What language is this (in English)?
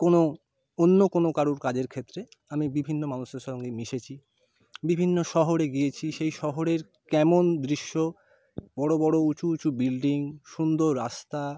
Bangla